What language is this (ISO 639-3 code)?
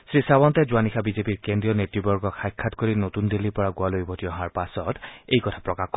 asm